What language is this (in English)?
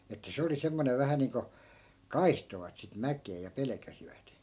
Finnish